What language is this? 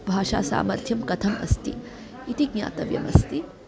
Sanskrit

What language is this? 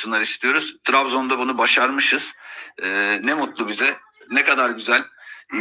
Turkish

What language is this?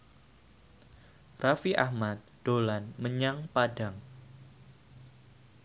Javanese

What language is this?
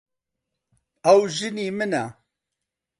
Central Kurdish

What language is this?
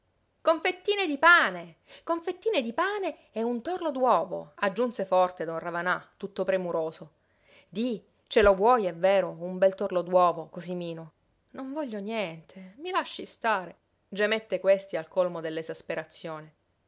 Italian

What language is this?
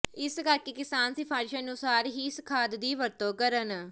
Punjabi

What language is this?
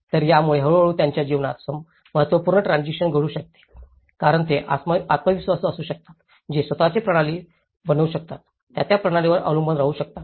Marathi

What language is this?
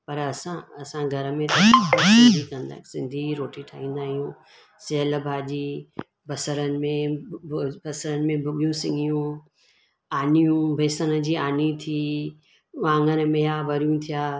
Sindhi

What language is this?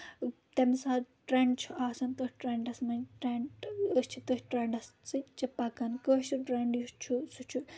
Kashmiri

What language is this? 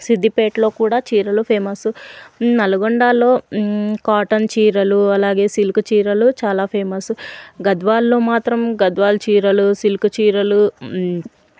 Telugu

